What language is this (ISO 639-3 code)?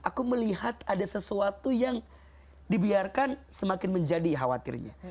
ind